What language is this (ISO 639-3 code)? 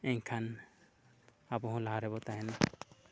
sat